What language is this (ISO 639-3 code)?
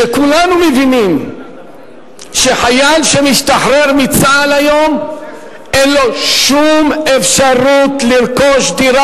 heb